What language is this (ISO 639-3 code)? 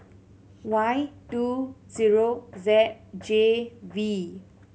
eng